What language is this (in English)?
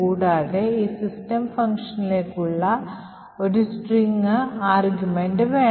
Malayalam